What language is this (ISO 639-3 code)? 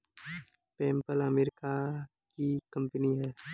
hin